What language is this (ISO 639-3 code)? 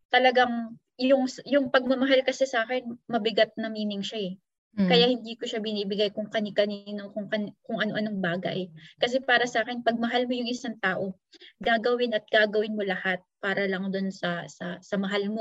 fil